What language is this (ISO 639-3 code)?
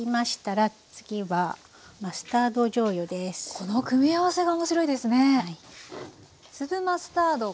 jpn